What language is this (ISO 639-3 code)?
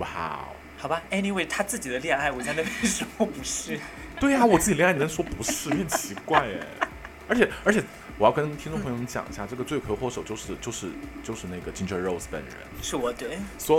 zho